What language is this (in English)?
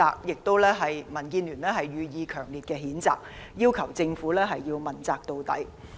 Cantonese